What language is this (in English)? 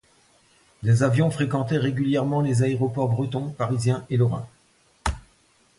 French